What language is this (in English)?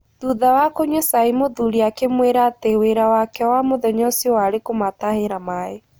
Kikuyu